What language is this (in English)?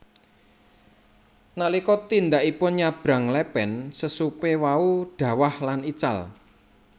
Javanese